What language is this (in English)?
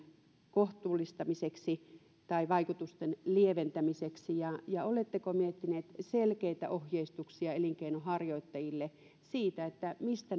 Finnish